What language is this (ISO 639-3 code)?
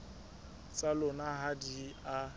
sot